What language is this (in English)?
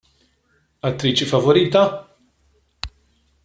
Maltese